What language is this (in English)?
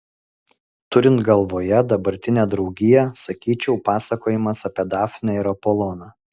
Lithuanian